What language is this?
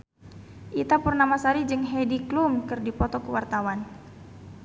Sundanese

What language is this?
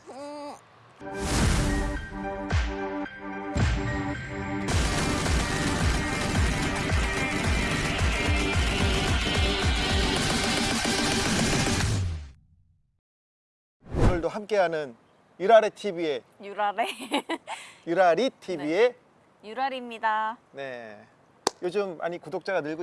Korean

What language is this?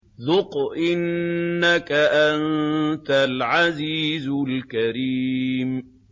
Arabic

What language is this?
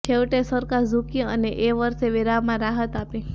Gujarati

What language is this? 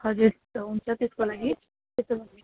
Nepali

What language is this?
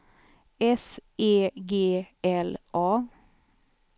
Swedish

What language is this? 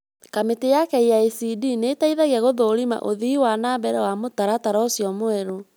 Kikuyu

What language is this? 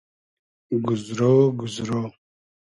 Hazaragi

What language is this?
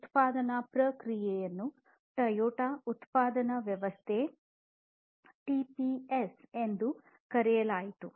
Kannada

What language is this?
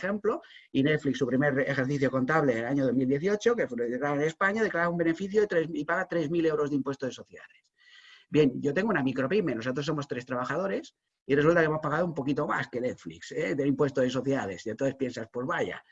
Spanish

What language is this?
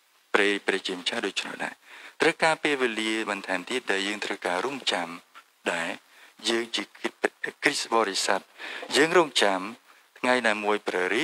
Indonesian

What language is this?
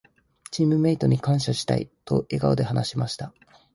Japanese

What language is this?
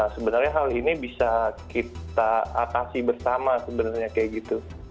Indonesian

